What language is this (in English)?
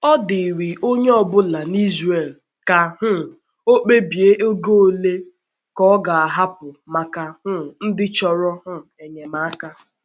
Igbo